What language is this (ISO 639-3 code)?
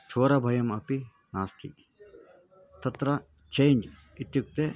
san